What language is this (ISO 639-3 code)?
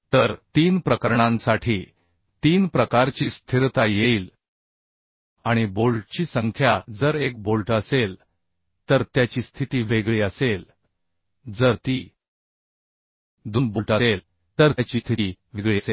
mar